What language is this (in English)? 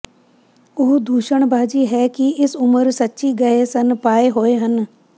Punjabi